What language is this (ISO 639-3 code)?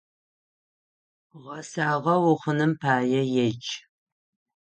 ady